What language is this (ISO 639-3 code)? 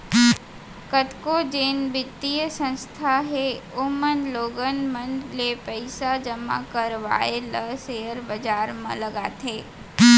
hne